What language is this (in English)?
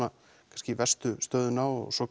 Icelandic